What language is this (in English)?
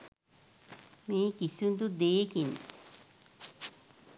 Sinhala